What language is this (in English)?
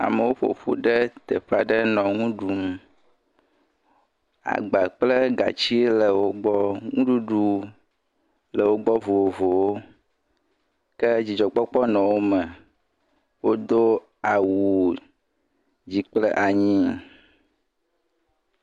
Ewe